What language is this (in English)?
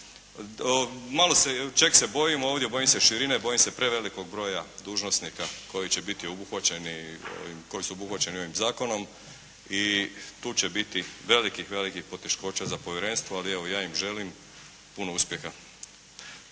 Croatian